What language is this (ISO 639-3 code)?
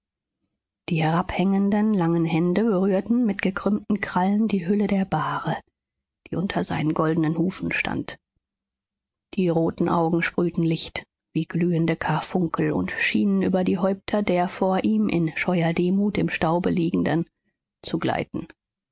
deu